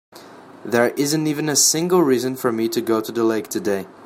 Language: English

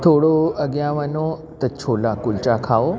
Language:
Sindhi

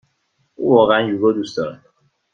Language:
Persian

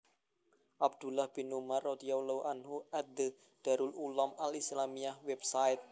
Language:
Javanese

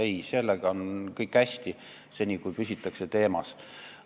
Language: Estonian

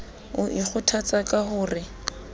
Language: Southern Sotho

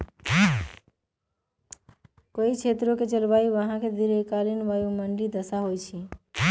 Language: Magahi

